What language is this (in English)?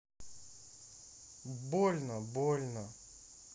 Russian